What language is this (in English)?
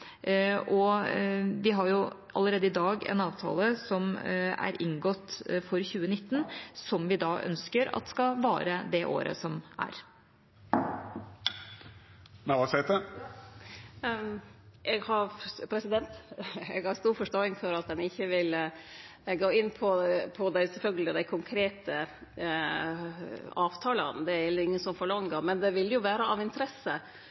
Norwegian